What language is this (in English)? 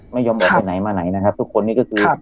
Thai